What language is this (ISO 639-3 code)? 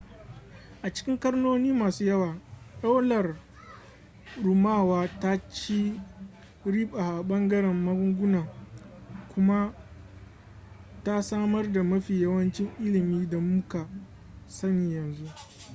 hau